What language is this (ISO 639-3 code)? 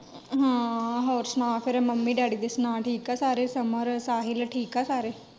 pan